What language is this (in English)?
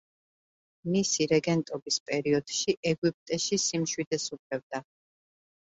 Georgian